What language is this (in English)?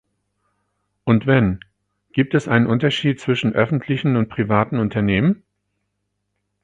German